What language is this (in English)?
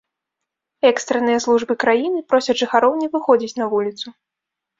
Belarusian